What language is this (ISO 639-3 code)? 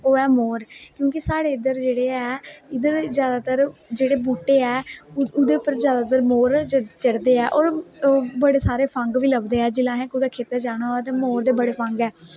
doi